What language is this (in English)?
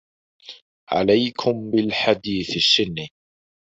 Arabic